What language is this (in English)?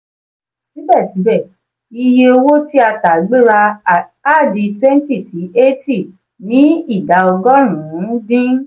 Yoruba